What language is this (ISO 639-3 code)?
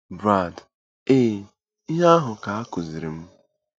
ibo